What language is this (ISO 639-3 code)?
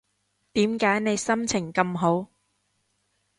yue